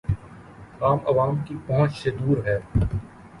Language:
Urdu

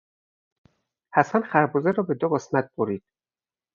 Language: Persian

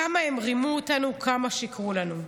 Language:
Hebrew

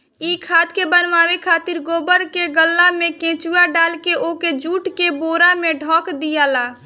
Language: Bhojpuri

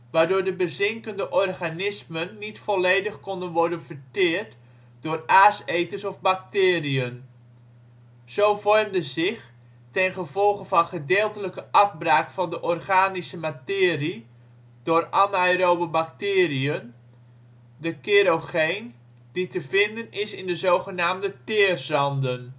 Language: Dutch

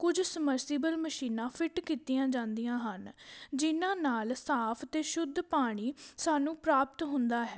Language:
Punjabi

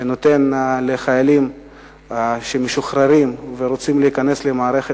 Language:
Hebrew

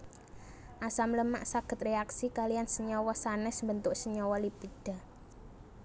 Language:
Javanese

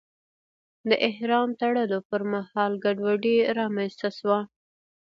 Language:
Pashto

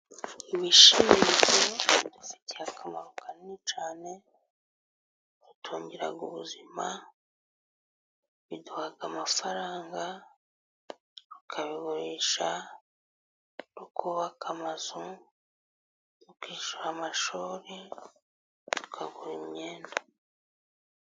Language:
Kinyarwanda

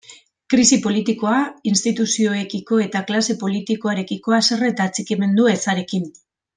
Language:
Basque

